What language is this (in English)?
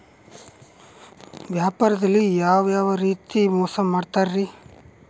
Kannada